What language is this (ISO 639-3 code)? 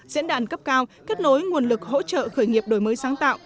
vie